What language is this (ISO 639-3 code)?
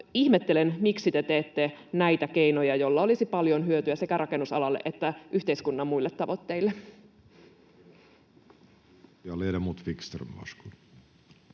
fin